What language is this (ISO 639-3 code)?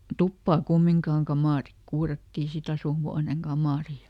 fin